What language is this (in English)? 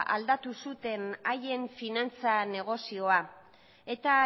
Basque